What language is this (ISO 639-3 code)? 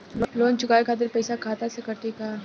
bho